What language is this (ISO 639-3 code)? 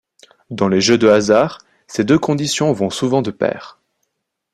fra